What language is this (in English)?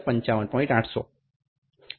Gujarati